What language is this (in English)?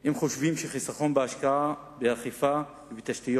Hebrew